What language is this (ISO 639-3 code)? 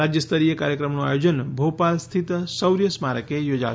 guj